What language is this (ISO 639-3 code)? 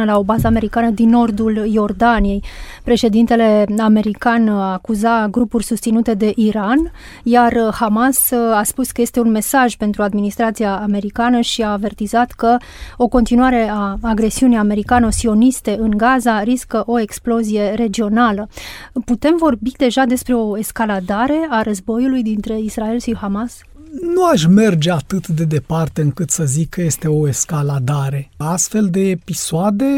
ron